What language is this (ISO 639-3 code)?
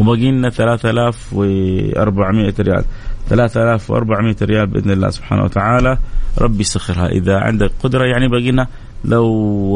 ara